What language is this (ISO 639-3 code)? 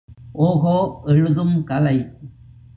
tam